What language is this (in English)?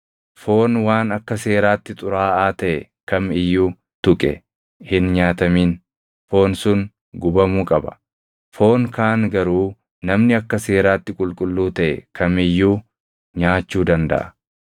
Oromo